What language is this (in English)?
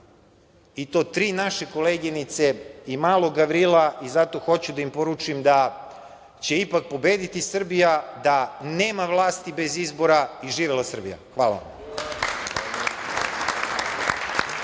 Serbian